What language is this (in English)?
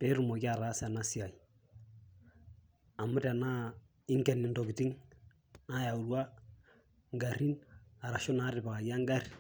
Masai